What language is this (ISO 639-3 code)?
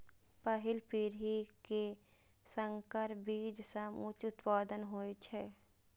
mai